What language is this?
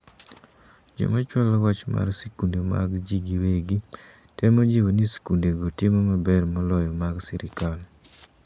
Luo (Kenya and Tanzania)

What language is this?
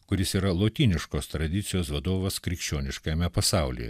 Lithuanian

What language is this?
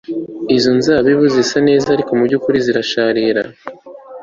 Kinyarwanda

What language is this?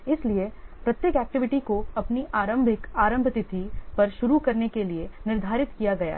Hindi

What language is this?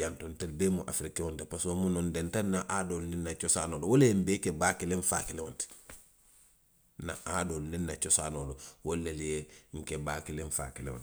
Western Maninkakan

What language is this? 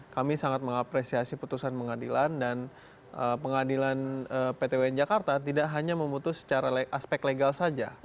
Indonesian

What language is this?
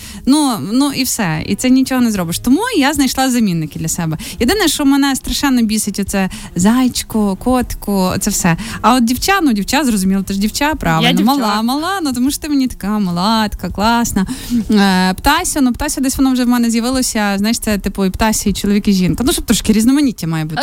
Ukrainian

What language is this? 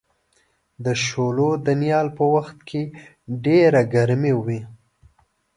Pashto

